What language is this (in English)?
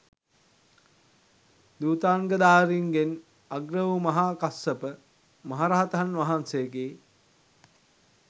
Sinhala